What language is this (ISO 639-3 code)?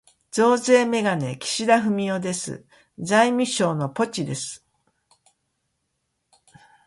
jpn